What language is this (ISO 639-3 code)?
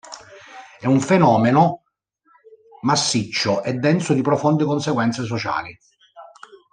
ita